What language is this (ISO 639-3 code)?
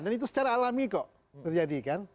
ind